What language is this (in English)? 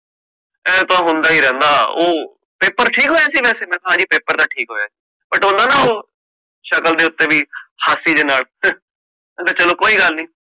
Punjabi